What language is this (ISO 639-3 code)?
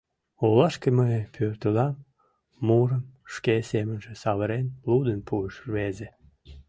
chm